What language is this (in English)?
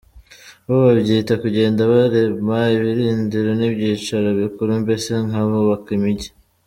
Kinyarwanda